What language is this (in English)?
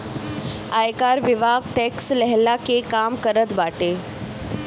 Bhojpuri